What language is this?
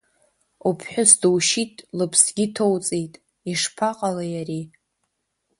Abkhazian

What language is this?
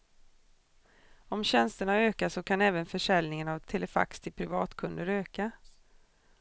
Swedish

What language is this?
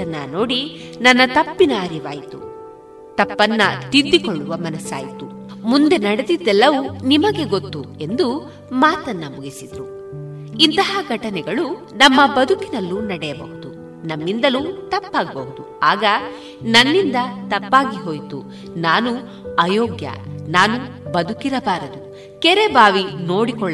Kannada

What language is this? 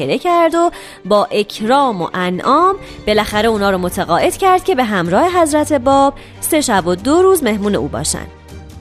Persian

